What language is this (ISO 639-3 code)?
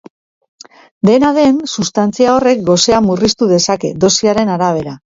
eus